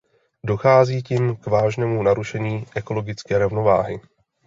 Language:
Czech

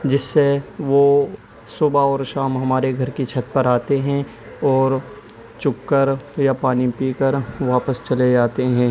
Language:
Urdu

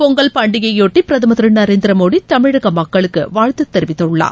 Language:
Tamil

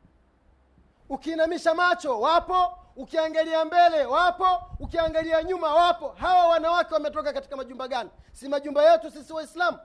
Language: Swahili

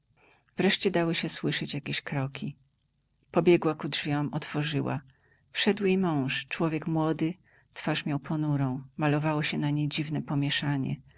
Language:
Polish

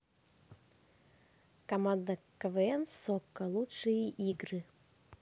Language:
Russian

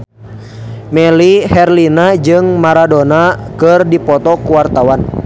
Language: Sundanese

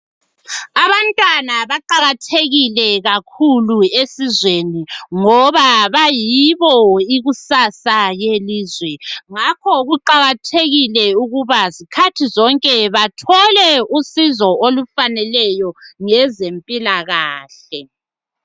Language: North Ndebele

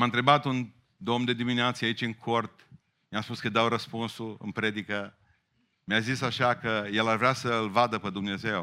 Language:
Romanian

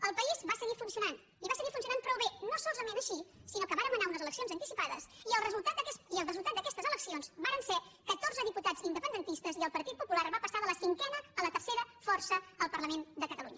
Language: Catalan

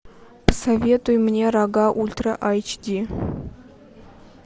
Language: Russian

